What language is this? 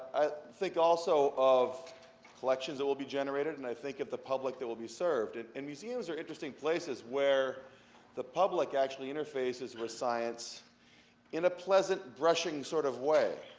English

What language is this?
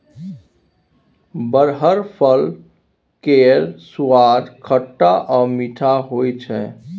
Maithili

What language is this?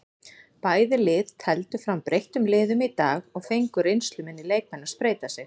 Icelandic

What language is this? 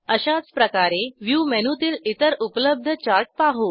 Marathi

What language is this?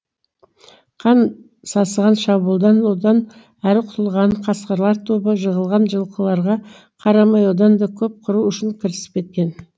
Kazakh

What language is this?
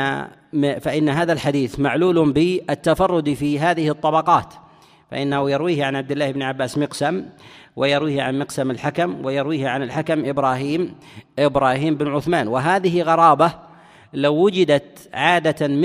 Arabic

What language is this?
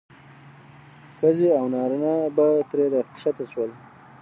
Pashto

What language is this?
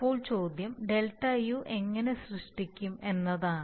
Malayalam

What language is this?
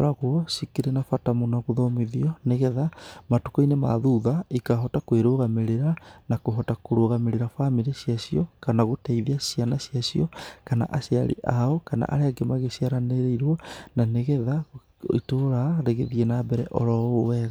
Kikuyu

